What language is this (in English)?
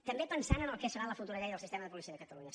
Catalan